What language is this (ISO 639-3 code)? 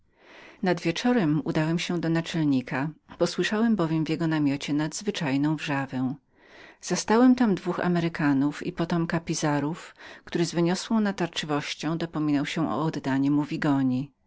pol